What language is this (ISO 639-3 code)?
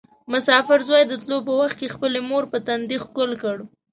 pus